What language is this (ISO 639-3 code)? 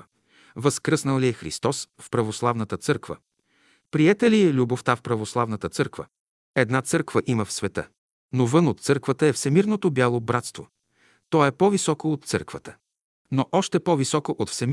bul